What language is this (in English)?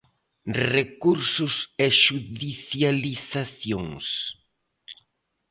Galician